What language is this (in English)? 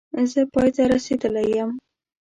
Pashto